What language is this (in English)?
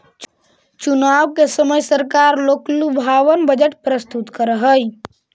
Magahi